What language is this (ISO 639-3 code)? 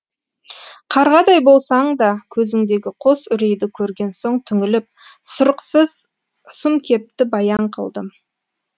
kaz